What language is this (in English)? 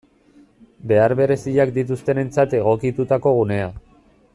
Basque